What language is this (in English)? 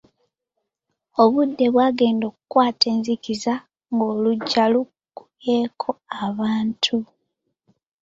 Ganda